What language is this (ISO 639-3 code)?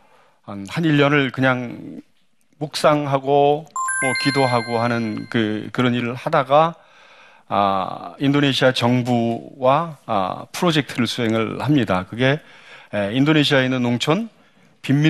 kor